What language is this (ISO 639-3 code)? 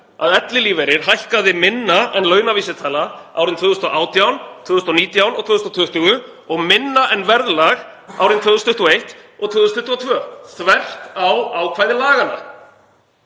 isl